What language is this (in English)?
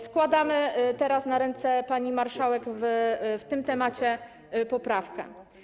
Polish